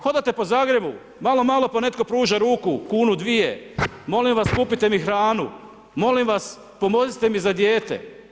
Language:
Croatian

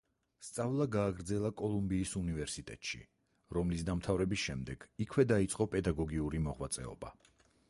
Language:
Georgian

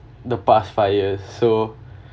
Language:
English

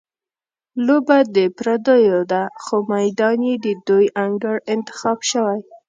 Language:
Pashto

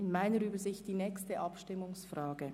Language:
Swiss German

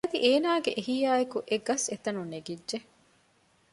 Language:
Divehi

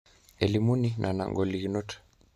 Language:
Masai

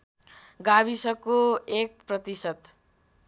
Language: Nepali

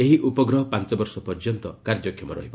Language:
Odia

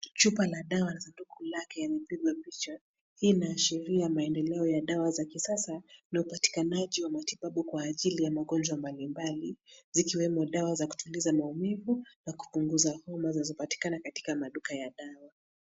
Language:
Swahili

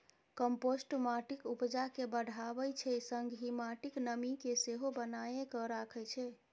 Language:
Maithili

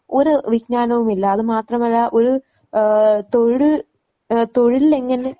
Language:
Malayalam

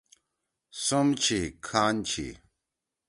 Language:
Torwali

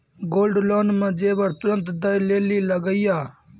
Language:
Maithili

